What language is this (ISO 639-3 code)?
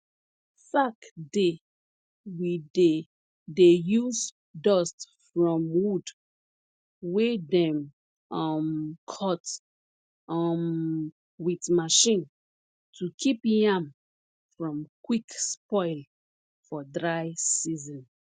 pcm